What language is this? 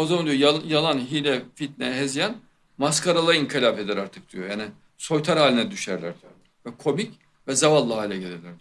Turkish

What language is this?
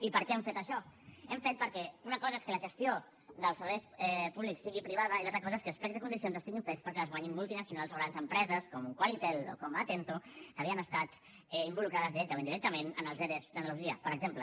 Catalan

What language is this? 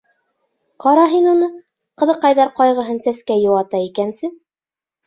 Bashkir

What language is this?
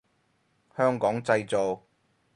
Cantonese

